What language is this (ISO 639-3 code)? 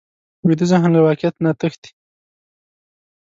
pus